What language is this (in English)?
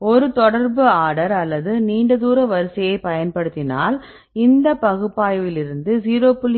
Tamil